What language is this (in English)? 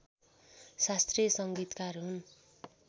Nepali